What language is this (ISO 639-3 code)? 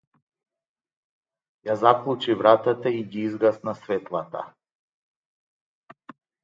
mkd